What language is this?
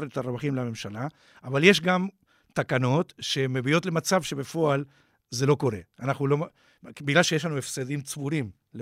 Hebrew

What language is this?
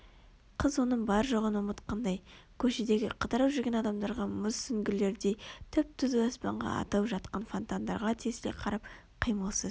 Kazakh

